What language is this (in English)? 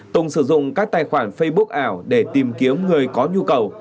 Vietnamese